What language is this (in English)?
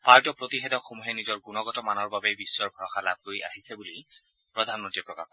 Assamese